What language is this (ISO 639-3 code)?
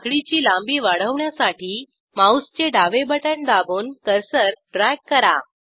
mar